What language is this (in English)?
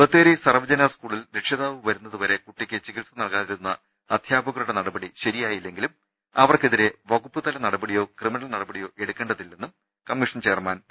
Malayalam